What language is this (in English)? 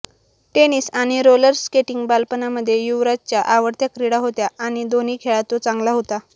Marathi